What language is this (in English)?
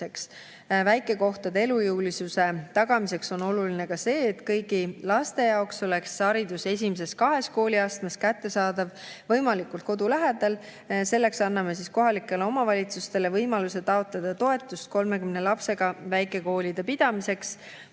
Estonian